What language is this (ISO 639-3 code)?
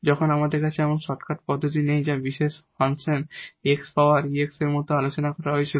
ben